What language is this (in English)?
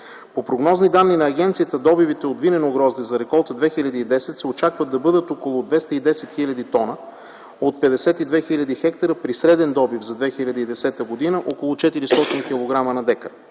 Bulgarian